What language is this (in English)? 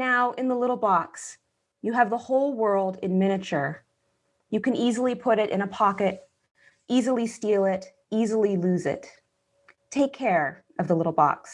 English